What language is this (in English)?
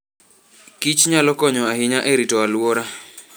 Luo (Kenya and Tanzania)